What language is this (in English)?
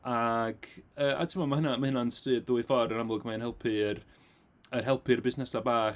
Welsh